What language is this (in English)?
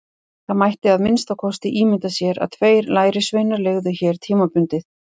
Icelandic